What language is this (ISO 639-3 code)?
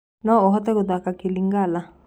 kik